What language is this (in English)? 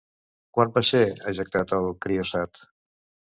Catalan